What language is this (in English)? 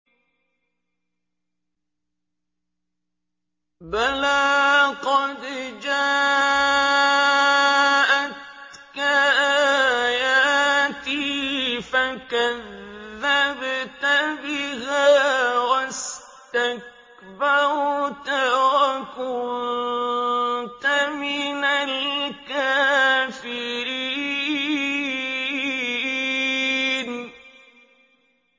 Arabic